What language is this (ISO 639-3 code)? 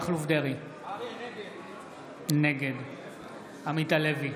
heb